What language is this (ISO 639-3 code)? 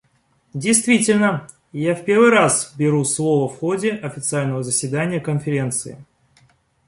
rus